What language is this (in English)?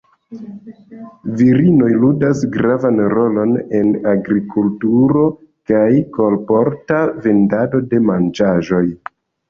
Esperanto